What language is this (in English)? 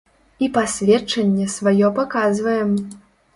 Belarusian